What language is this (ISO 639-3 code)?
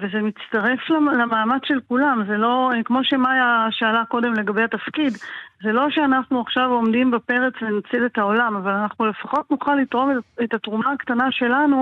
heb